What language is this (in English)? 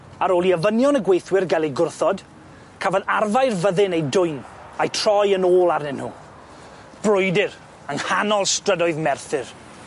Welsh